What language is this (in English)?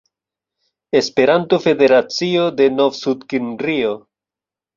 Esperanto